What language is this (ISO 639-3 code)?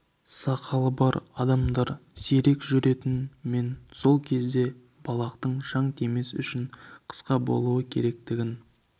kaz